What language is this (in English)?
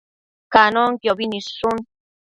Matsés